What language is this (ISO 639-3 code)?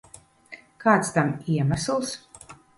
lav